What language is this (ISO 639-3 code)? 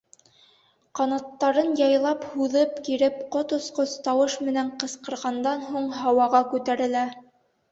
bak